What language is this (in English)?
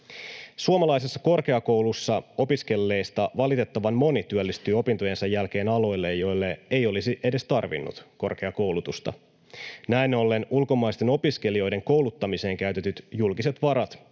Finnish